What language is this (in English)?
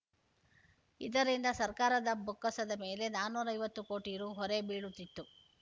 Kannada